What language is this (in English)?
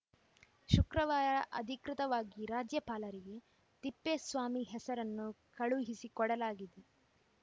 Kannada